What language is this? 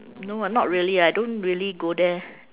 English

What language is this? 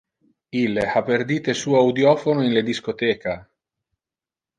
Interlingua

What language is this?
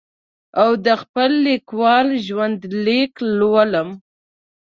Pashto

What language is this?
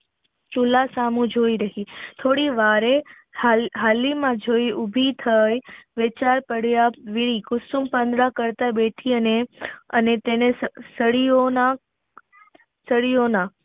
Gujarati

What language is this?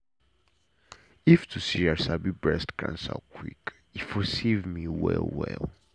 Nigerian Pidgin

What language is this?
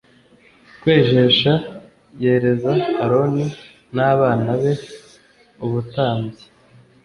Kinyarwanda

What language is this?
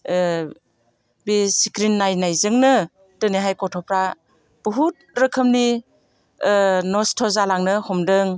Bodo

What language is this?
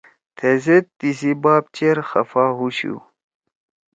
Torwali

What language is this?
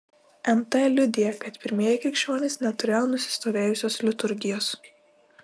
Lithuanian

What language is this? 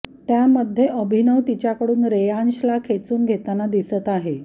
Marathi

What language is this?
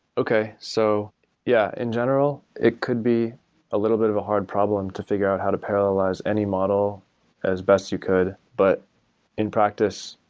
English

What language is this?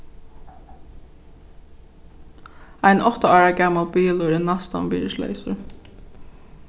Faroese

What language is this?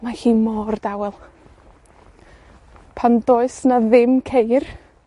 Welsh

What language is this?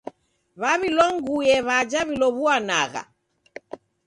Taita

